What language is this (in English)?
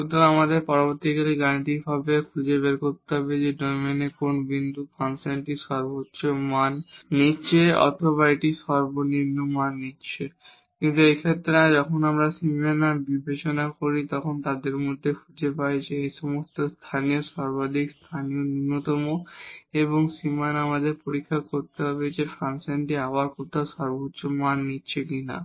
Bangla